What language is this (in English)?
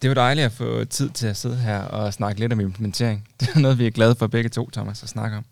Danish